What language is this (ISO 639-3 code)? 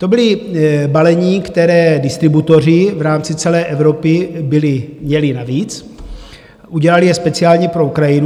ces